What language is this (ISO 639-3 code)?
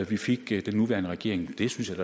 dan